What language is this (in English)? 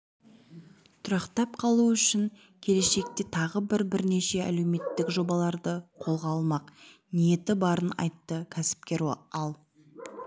Kazakh